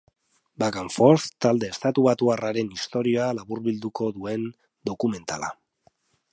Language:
Basque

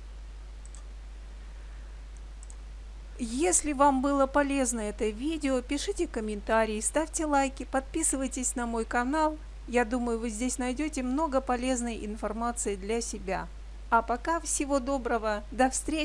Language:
Russian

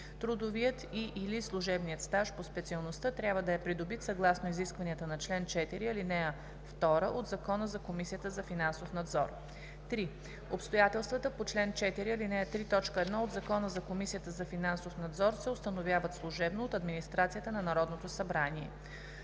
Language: Bulgarian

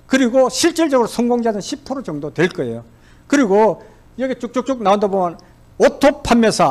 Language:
Korean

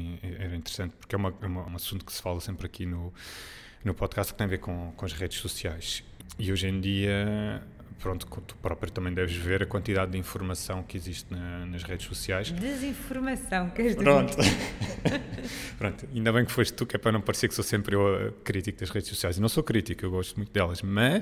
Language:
Portuguese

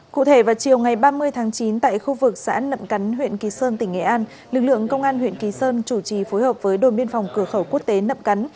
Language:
Vietnamese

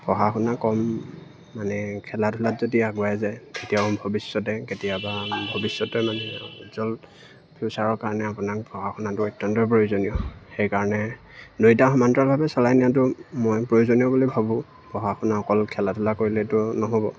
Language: Assamese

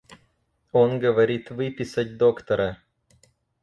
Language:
Russian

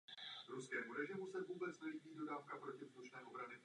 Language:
Czech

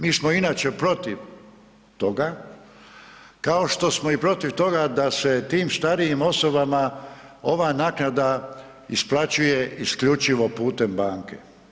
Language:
Croatian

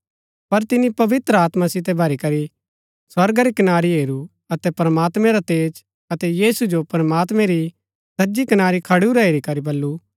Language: Gaddi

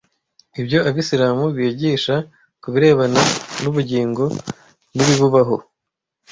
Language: Kinyarwanda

